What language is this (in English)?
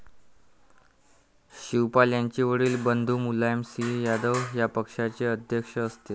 Marathi